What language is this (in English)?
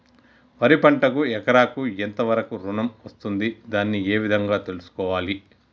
Telugu